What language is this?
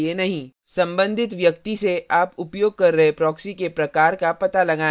Hindi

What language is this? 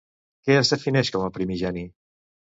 Catalan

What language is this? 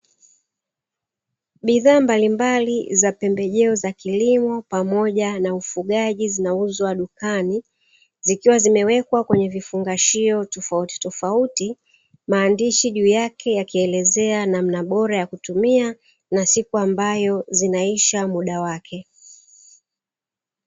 Swahili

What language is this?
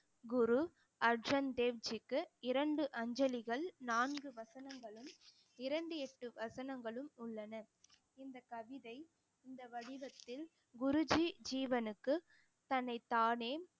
Tamil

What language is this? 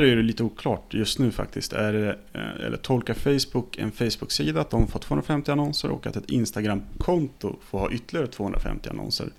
Swedish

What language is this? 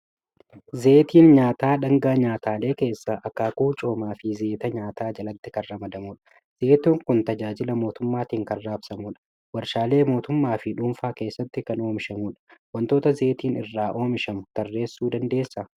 Oromo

